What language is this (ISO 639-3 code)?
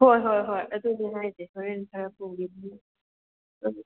mni